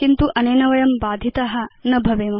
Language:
Sanskrit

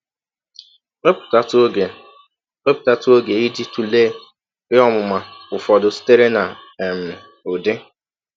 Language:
Igbo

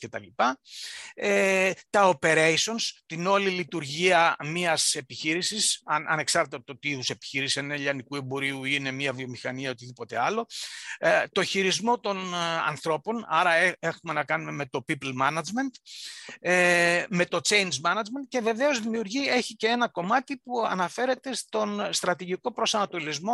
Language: Greek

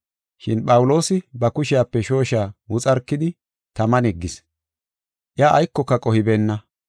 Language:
Gofa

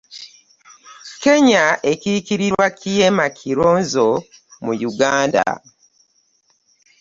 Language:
Ganda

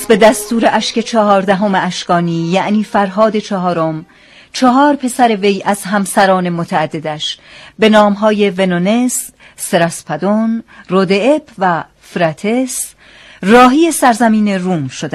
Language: Persian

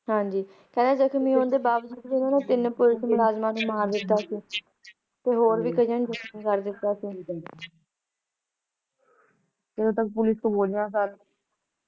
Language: Punjabi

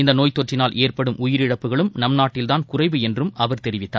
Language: Tamil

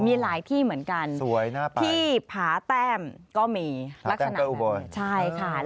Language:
Thai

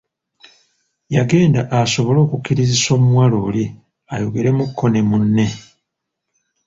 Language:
Ganda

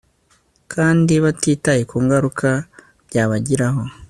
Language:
Kinyarwanda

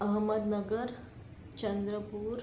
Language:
Marathi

